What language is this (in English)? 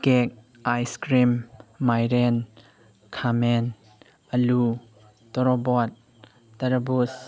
Manipuri